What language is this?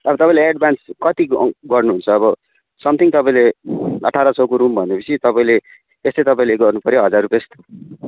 Nepali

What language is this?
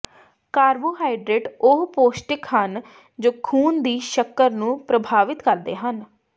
Punjabi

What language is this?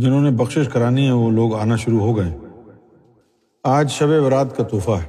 Urdu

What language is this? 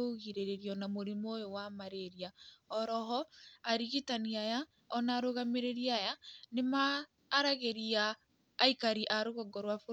Kikuyu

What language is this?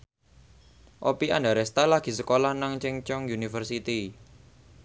Javanese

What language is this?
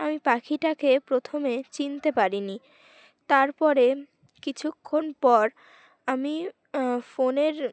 Bangla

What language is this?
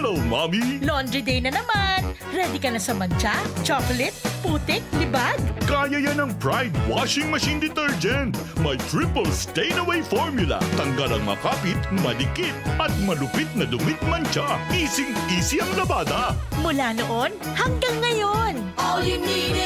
Filipino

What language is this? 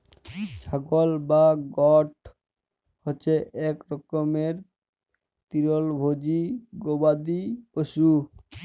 Bangla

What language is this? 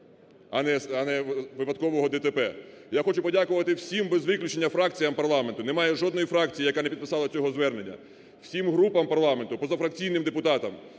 Ukrainian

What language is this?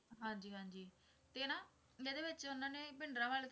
Punjabi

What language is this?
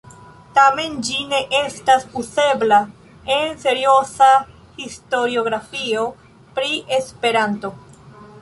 Esperanto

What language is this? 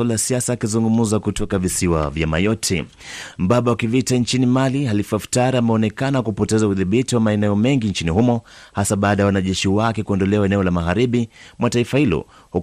Swahili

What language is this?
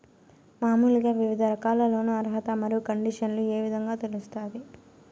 Telugu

